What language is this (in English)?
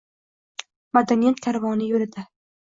Uzbek